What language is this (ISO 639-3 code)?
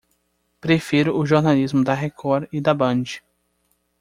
por